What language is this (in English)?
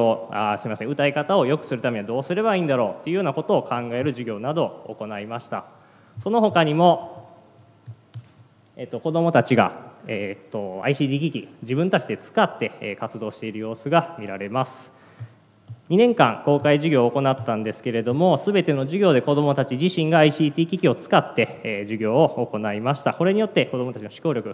Japanese